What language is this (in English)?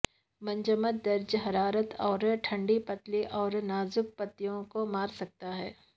Urdu